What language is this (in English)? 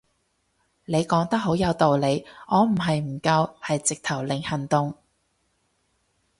Cantonese